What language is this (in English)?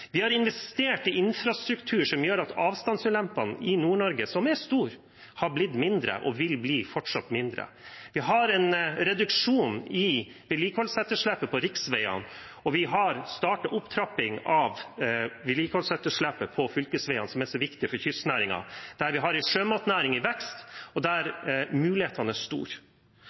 Norwegian Bokmål